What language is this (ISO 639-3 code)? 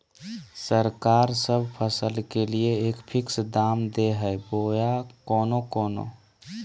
mag